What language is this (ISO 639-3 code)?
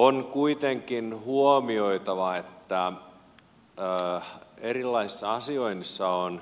fin